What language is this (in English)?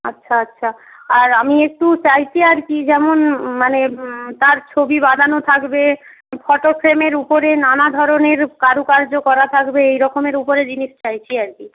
Bangla